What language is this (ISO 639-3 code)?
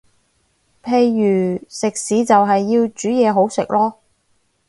yue